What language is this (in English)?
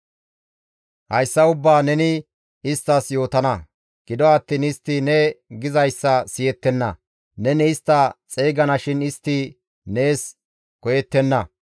Gamo